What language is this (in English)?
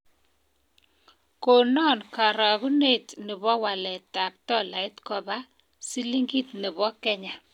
Kalenjin